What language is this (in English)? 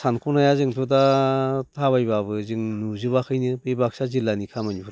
Bodo